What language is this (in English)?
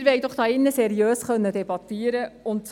Swiss German